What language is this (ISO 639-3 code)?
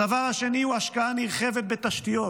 heb